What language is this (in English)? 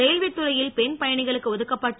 Tamil